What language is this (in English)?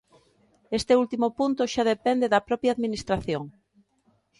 Galician